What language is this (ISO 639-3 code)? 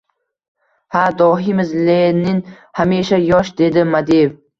uzb